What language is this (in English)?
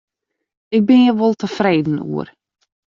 Western Frisian